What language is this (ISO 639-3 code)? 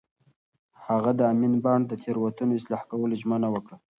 pus